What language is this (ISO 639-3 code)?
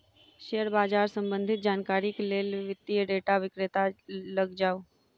mai